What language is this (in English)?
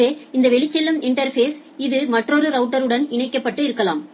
Tamil